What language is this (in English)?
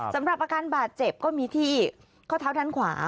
Thai